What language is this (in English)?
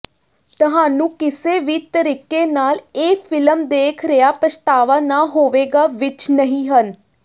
Punjabi